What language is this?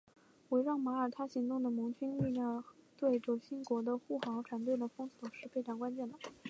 Chinese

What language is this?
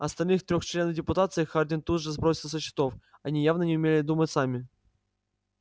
Russian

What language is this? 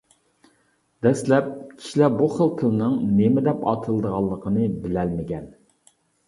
Uyghur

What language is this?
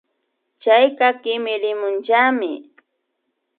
Imbabura Highland Quichua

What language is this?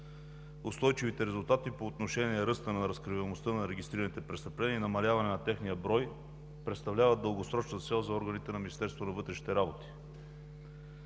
Bulgarian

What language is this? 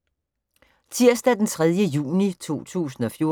Danish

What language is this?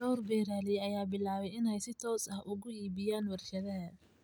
Somali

